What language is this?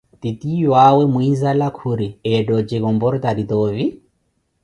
Koti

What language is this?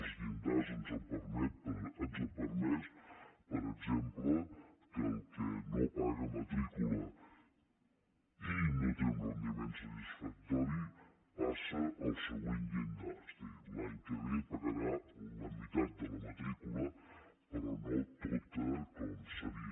Catalan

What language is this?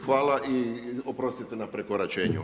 Croatian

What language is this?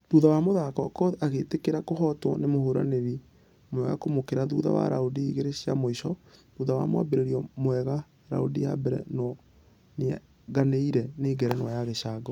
Kikuyu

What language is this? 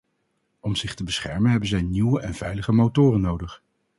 Dutch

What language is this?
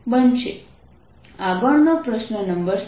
Gujarati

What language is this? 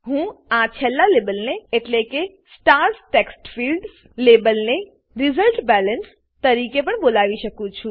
Gujarati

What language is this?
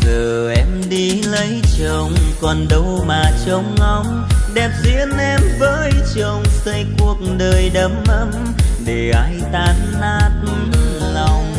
Vietnamese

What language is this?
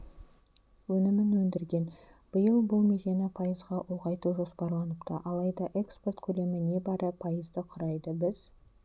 Kazakh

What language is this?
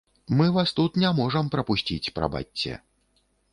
Belarusian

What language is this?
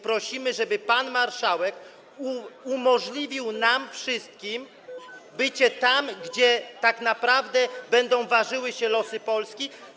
Polish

